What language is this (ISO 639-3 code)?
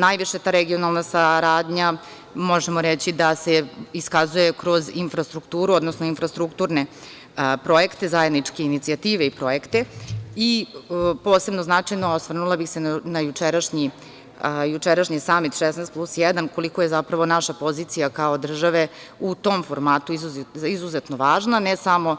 srp